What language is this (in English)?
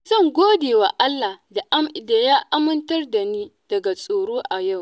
Hausa